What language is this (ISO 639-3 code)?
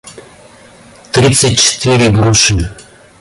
rus